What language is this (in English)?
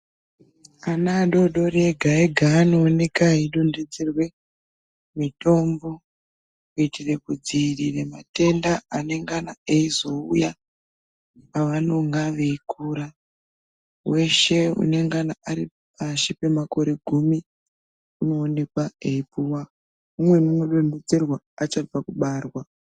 Ndau